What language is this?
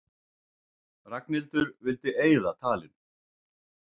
Icelandic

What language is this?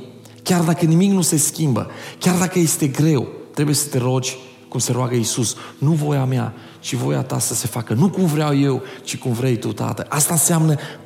Romanian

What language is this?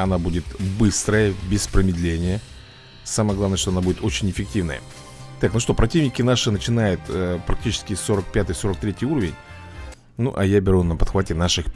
Russian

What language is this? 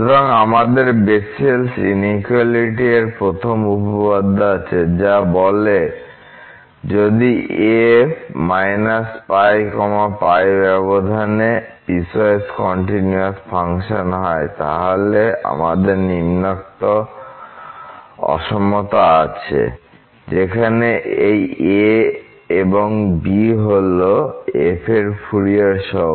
Bangla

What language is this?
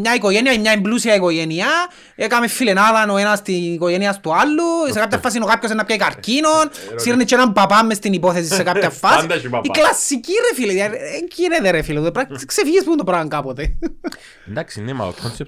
Greek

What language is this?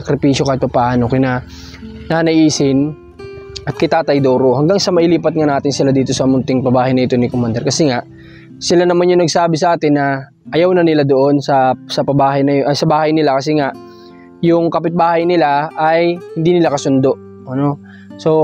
Filipino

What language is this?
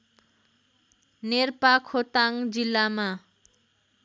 Nepali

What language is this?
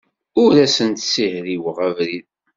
Kabyle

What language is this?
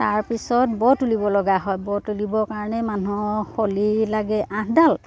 Assamese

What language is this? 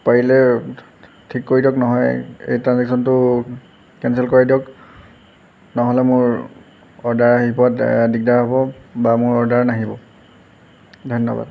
Assamese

